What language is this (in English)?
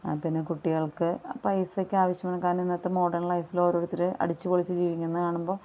Malayalam